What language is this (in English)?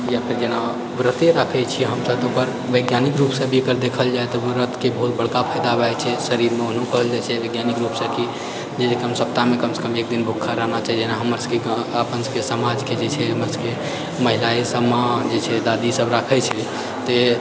Maithili